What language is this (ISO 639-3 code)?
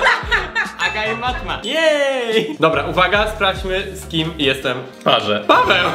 pol